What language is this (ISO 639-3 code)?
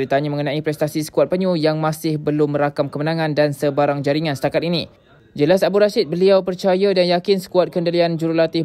msa